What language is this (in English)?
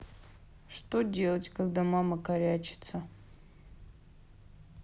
Russian